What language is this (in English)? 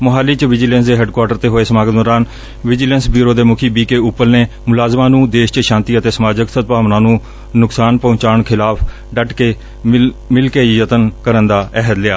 Punjabi